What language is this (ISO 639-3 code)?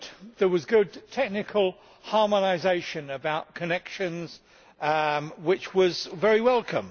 eng